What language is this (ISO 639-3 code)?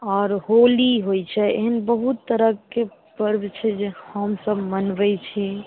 mai